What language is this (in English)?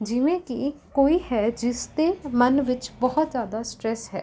Punjabi